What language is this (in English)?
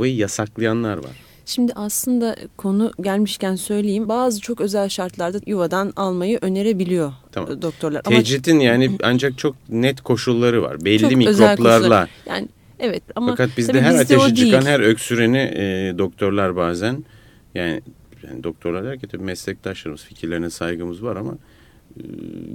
Turkish